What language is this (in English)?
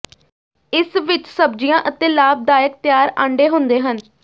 Punjabi